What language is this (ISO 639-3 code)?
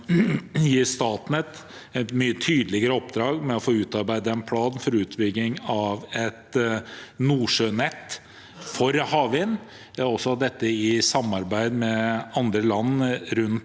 nor